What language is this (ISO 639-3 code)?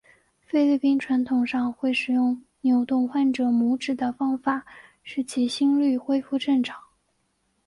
zho